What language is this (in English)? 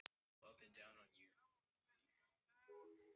Icelandic